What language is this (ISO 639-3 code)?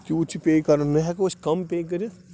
kas